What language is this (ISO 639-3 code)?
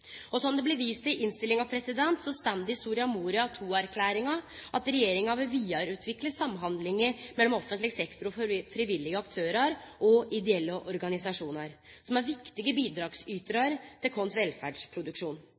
nno